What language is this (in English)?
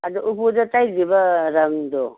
Manipuri